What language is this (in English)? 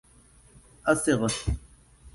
Arabic